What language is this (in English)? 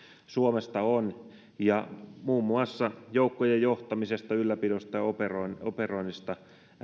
Finnish